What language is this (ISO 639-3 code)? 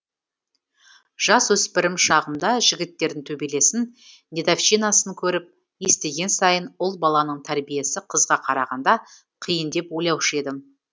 kaz